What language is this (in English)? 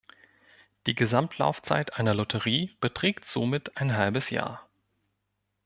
German